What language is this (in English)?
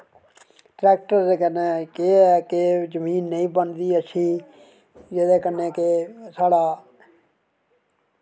Dogri